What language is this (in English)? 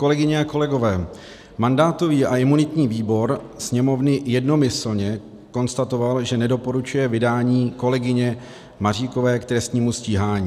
Czech